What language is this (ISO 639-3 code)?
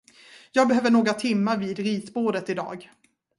swe